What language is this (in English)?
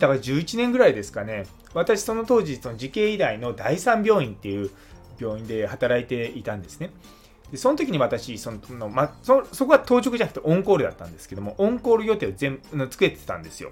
Japanese